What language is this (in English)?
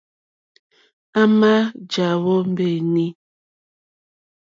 Mokpwe